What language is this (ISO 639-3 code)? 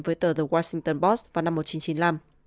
vie